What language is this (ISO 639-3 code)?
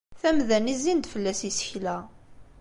kab